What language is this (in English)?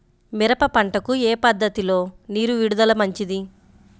Telugu